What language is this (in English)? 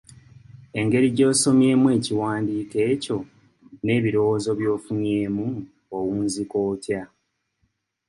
Ganda